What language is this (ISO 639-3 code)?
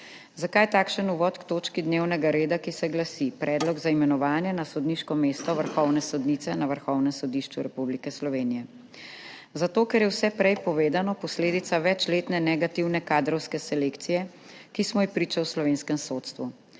slv